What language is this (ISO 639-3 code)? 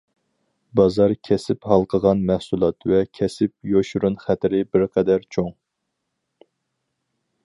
uig